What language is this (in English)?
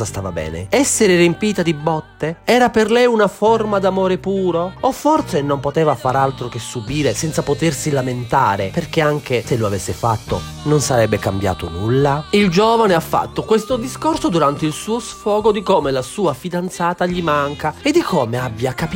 Italian